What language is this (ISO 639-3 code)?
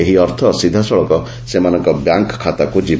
ori